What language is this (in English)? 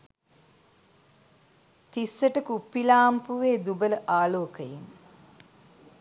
Sinhala